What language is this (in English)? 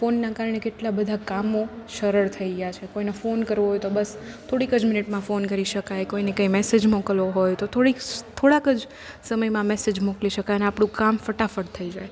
Gujarati